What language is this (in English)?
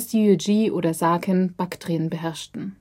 German